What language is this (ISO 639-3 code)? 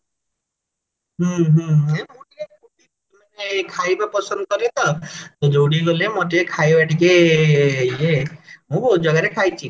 ori